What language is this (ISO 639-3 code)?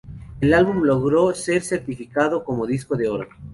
spa